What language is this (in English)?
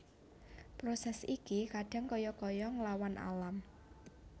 Javanese